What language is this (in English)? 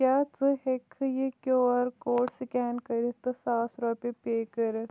Kashmiri